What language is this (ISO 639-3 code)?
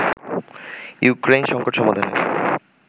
ben